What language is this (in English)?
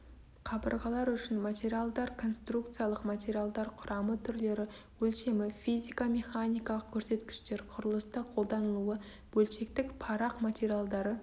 Kazakh